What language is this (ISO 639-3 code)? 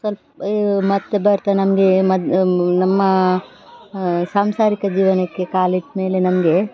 kan